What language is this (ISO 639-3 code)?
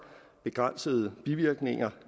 dan